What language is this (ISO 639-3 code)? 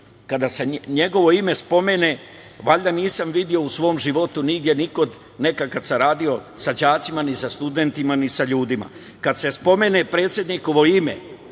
srp